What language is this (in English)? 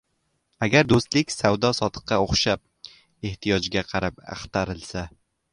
Uzbek